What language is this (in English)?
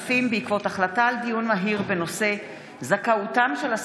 Hebrew